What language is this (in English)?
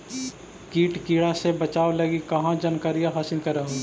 Magahi